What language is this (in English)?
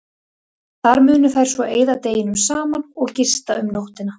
Icelandic